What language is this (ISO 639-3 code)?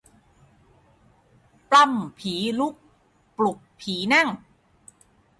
tha